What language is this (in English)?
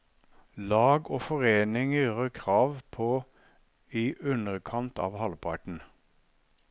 Norwegian